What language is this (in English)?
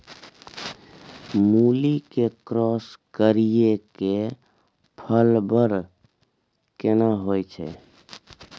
Maithili